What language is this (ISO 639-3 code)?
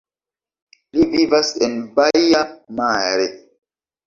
epo